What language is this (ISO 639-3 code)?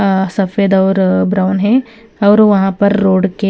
hin